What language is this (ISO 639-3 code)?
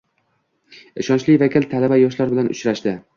uzb